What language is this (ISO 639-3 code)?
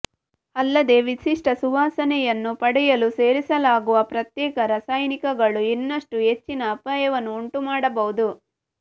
kan